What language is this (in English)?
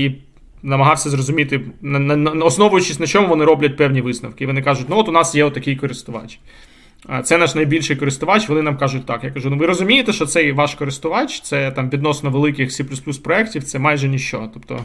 Ukrainian